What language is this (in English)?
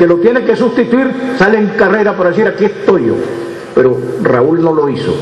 Spanish